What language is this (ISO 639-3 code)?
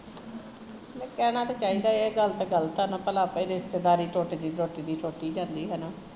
pan